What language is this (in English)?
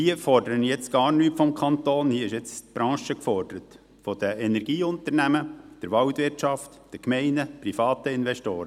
Swiss German